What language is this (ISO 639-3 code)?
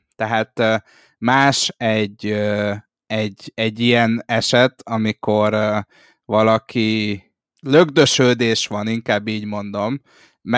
hun